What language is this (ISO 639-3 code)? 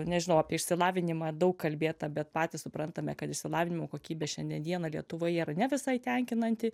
lit